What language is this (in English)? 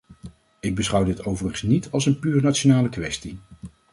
Dutch